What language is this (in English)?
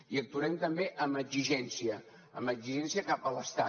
Catalan